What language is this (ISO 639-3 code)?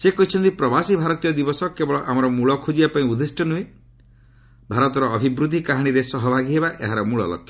ori